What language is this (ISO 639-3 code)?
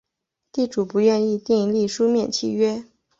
zho